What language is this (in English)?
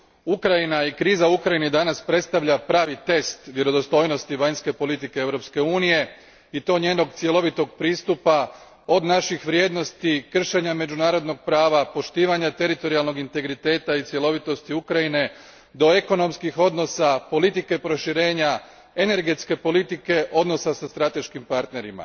Croatian